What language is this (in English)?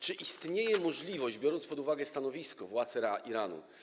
Polish